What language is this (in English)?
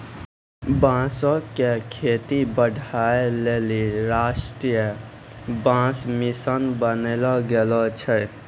Maithili